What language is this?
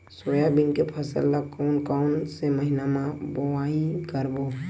Chhattisgarhi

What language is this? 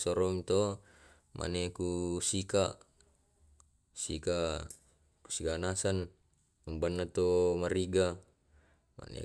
Tae'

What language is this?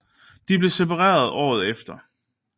Danish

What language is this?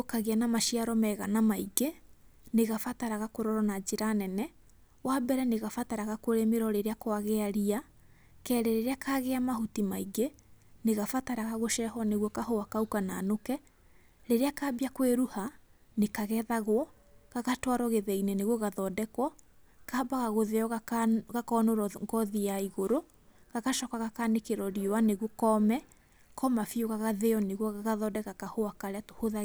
Kikuyu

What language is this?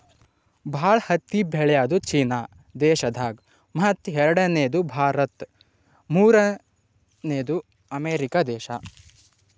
Kannada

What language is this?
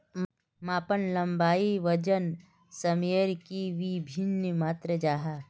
Magahi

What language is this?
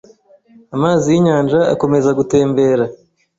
Kinyarwanda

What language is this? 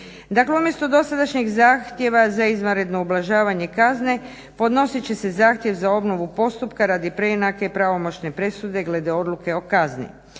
Croatian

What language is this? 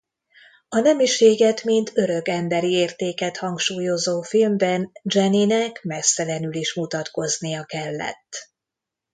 Hungarian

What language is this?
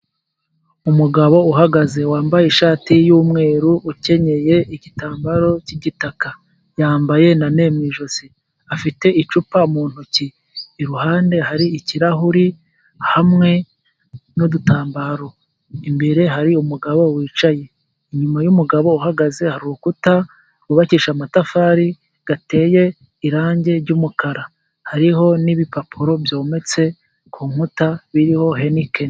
Kinyarwanda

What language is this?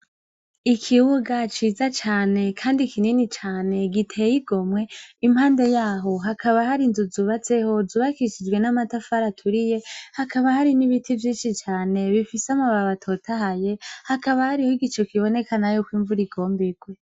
Rundi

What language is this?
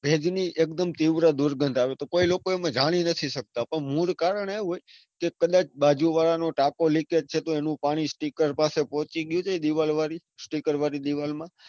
Gujarati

